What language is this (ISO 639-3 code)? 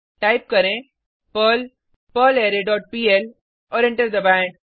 hin